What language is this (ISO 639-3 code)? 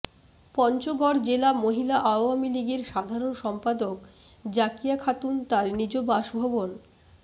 ben